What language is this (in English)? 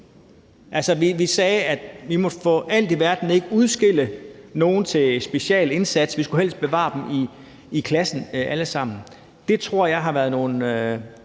Danish